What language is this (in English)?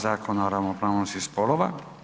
Croatian